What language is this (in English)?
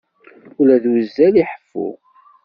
Kabyle